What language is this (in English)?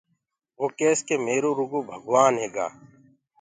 Gurgula